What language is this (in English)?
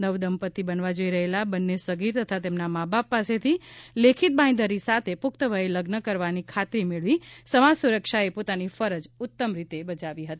Gujarati